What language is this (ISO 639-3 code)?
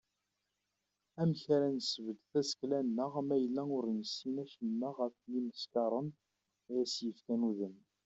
kab